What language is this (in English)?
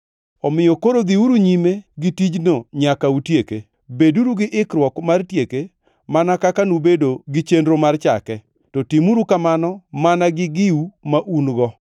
Luo (Kenya and Tanzania)